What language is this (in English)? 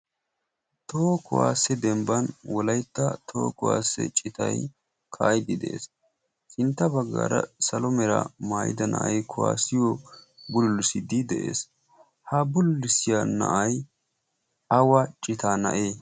Wolaytta